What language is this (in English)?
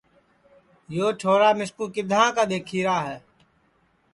Sansi